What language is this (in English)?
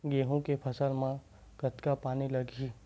Chhattisgarhi